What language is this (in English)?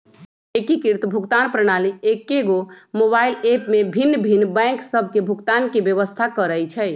Magahi